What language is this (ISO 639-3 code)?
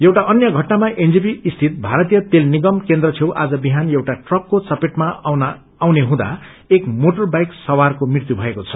nep